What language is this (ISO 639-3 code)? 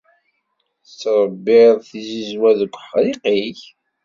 kab